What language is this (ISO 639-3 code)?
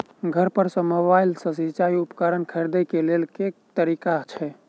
mai